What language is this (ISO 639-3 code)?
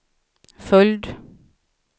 swe